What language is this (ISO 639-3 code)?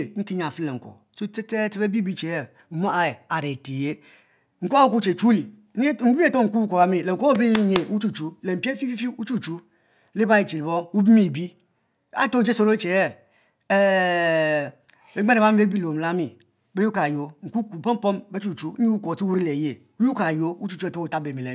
mfo